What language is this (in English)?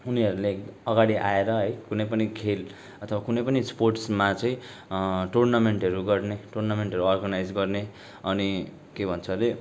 Nepali